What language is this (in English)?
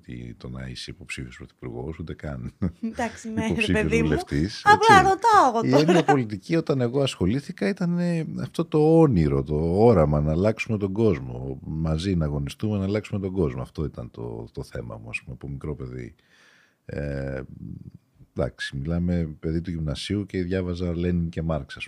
Greek